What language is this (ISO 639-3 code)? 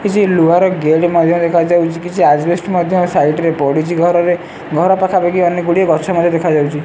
ori